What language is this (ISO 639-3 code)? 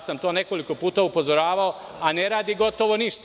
srp